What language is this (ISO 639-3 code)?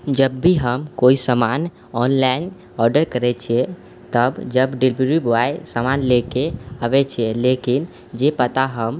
mai